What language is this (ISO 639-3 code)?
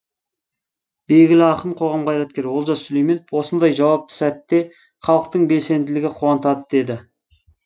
kaz